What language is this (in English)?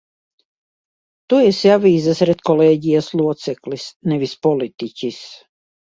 Latvian